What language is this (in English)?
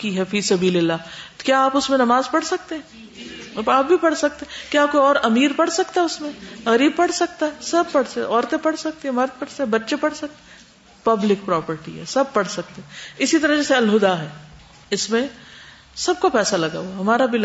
Urdu